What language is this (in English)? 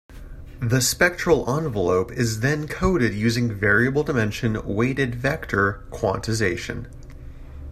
English